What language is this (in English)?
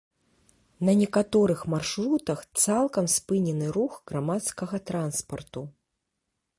Belarusian